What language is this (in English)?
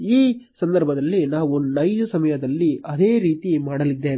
Kannada